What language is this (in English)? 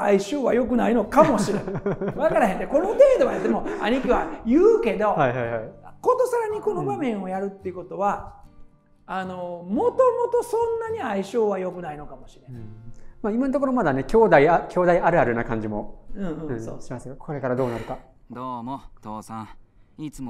Japanese